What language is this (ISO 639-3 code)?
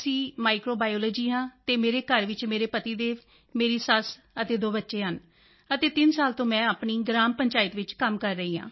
pan